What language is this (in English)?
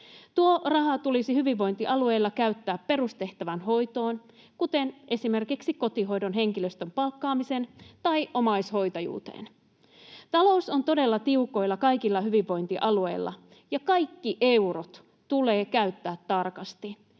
Finnish